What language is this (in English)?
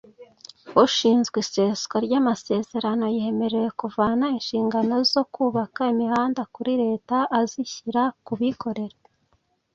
Kinyarwanda